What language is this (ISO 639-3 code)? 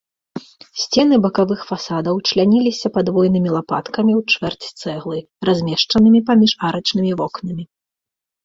bel